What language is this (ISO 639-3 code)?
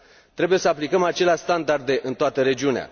ron